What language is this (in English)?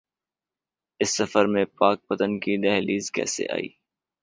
Urdu